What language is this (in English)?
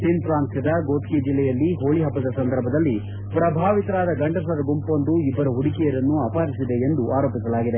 Kannada